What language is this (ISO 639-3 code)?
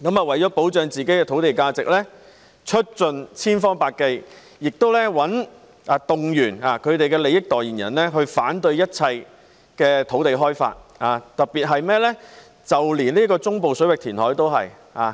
yue